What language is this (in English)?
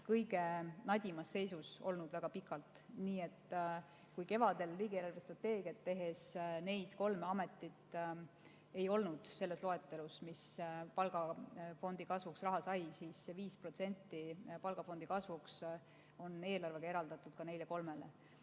Estonian